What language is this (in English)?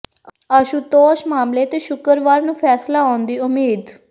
Punjabi